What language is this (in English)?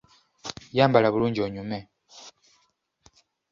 Ganda